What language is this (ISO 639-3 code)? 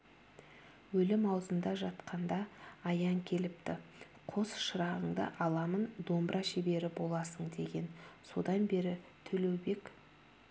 kaz